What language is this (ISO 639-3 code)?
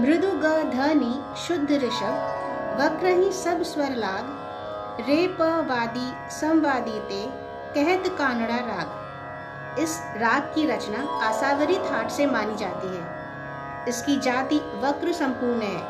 hin